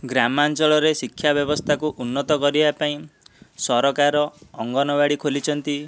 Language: Odia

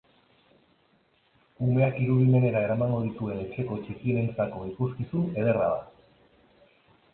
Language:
Basque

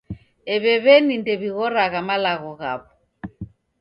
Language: Taita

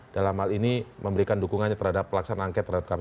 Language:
Indonesian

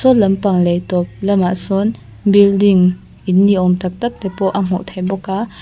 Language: Mizo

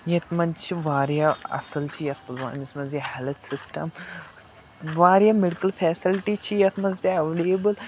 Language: Kashmiri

